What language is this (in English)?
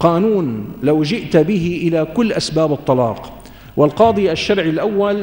Arabic